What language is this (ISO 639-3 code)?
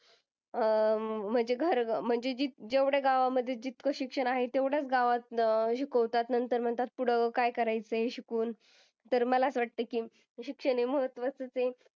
mar